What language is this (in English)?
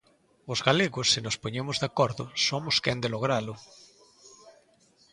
Galician